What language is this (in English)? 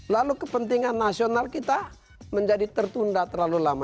Indonesian